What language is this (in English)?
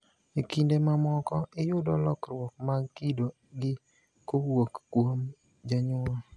Luo (Kenya and Tanzania)